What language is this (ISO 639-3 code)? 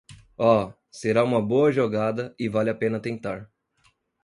por